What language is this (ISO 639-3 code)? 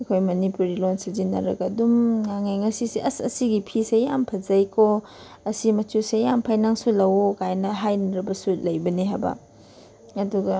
mni